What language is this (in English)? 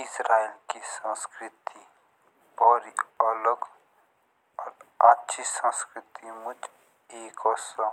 Jaunsari